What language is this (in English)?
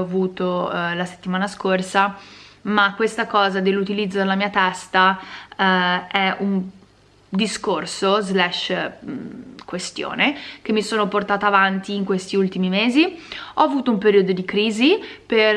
Italian